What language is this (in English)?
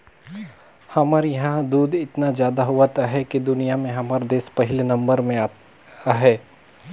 Chhattisgarhi